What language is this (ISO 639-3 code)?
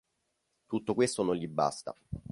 ita